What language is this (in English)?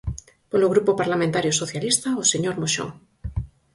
Galician